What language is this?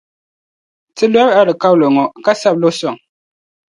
Dagbani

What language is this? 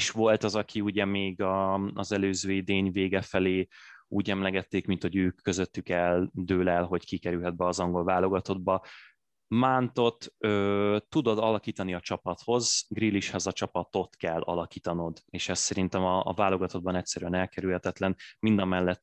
Hungarian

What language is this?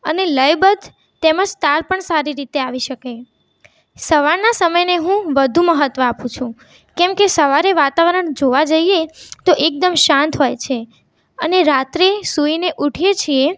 Gujarati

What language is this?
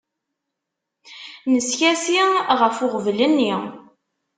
Kabyle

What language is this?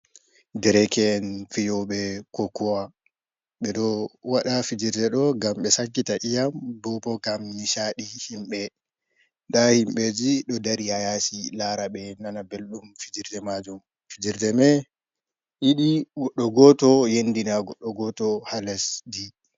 Fula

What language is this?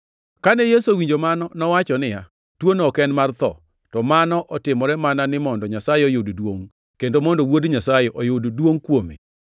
Luo (Kenya and Tanzania)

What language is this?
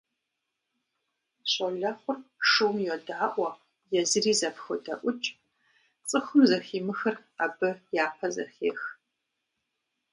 Kabardian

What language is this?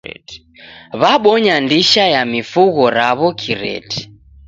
Taita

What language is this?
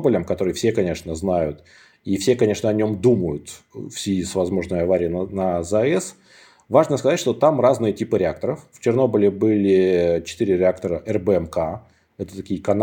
Russian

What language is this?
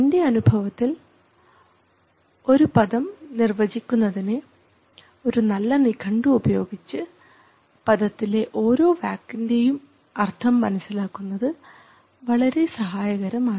Malayalam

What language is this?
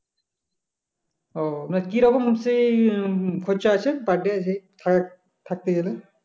Bangla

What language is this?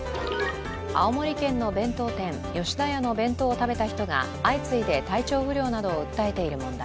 Japanese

